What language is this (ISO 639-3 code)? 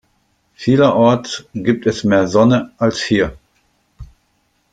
deu